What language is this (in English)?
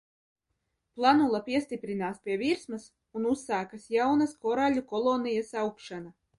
Latvian